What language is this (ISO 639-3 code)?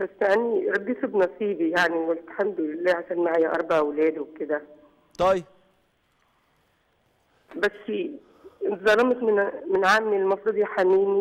ara